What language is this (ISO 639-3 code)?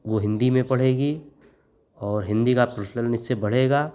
hin